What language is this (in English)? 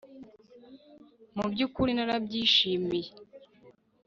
Kinyarwanda